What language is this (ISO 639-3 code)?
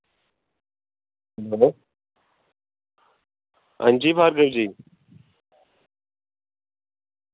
doi